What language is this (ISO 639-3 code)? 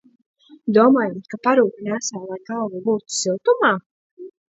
lav